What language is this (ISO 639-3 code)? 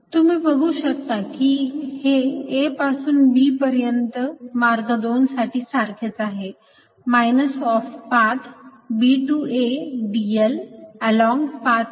mar